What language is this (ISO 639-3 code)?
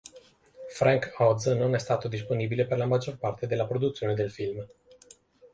ita